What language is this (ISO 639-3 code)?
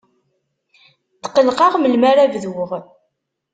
kab